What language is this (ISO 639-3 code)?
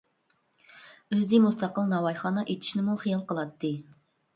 uig